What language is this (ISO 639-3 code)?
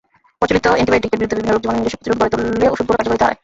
ben